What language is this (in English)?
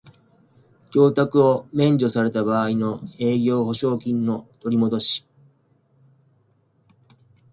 Japanese